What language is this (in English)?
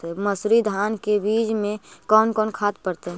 Magahi